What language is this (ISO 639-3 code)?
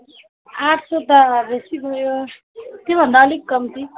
nep